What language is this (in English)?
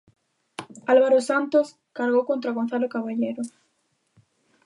Galician